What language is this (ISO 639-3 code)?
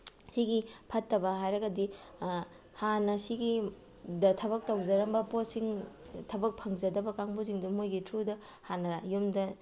mni